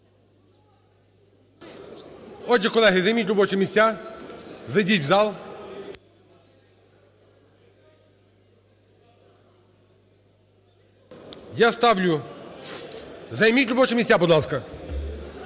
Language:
Ukrainian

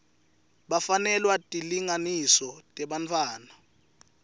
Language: Swati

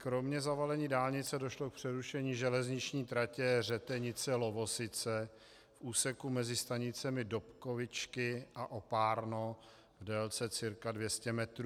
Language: Czech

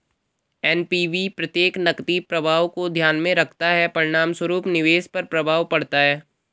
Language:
Hindi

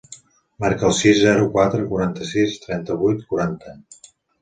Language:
Catalan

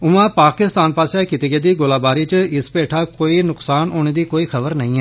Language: Dogri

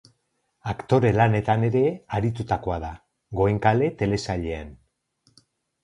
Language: Basque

